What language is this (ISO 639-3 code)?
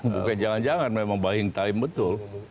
ind